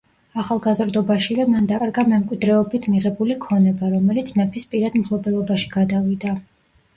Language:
Georgian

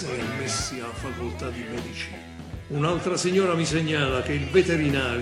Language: Italian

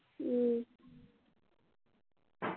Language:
Assamese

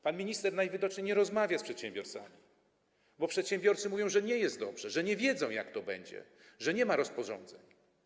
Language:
Polish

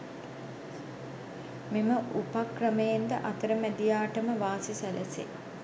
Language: Sinhala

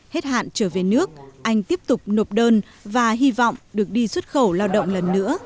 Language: Vietnamese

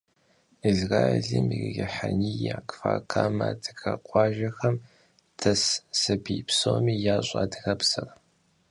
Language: Kabardian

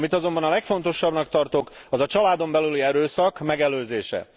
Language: Hungarian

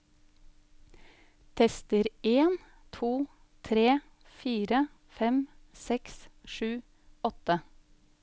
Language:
Norwegian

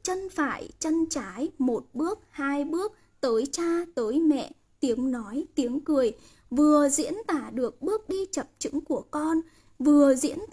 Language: Vietnamese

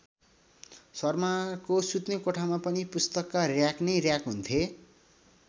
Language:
Nepali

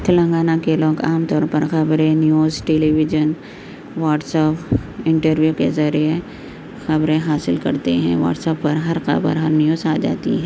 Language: Urdu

